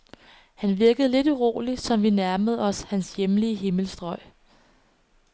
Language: Danish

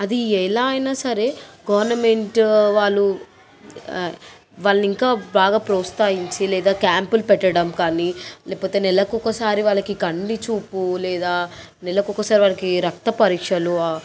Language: Telugu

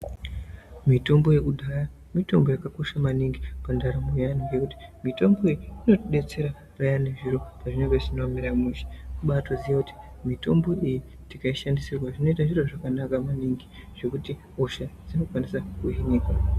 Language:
Ndau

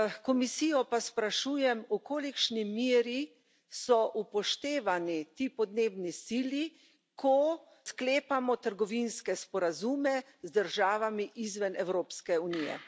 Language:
Slovenian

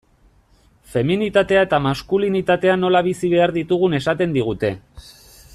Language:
Basque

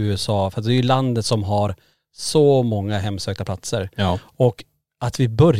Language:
Swedish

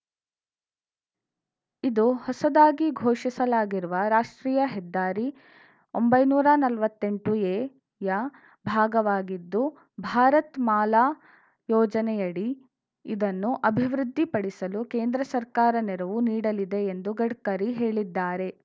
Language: Kannada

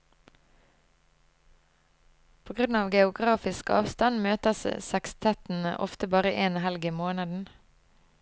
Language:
Norwegian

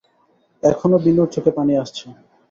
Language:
Bangla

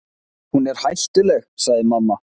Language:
Icelandic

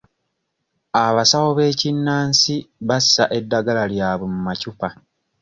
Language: Ganda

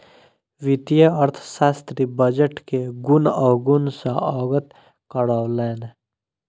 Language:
Maithili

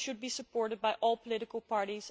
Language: English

